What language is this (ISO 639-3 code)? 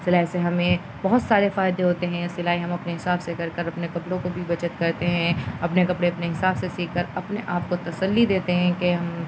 urd